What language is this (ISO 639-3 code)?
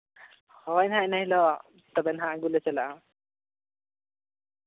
sat